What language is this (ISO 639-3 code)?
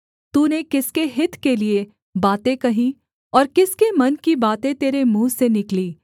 hin